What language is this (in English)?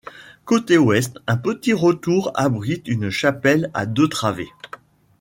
French